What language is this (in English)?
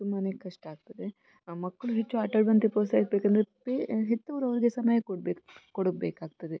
Kannada